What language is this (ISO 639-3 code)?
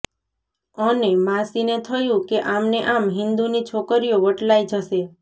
guj